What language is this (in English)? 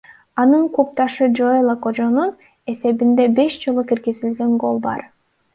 Kyrgyz